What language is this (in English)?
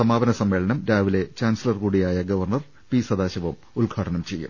Malayalam